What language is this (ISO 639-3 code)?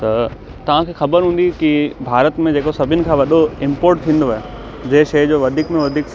snd